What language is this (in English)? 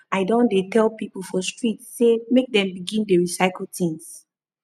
Nigerian Pidgin